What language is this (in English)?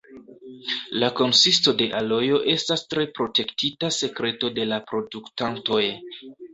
Esperanto